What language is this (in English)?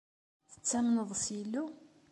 Kabyle